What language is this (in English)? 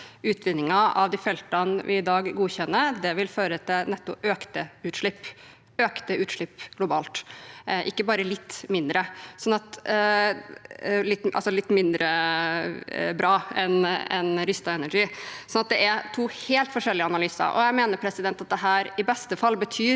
Norwegian